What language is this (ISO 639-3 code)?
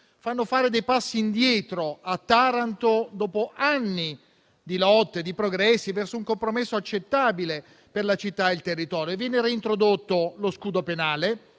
ita